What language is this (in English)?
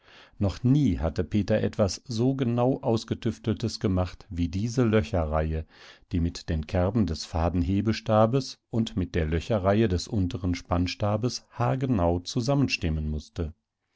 German